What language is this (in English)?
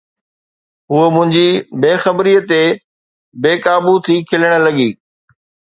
Sindhi